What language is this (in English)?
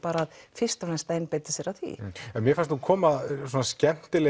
Icelandic